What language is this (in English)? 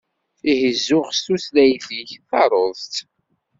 Kabyle